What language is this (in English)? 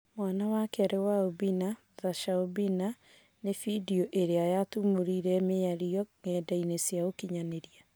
Kikuyu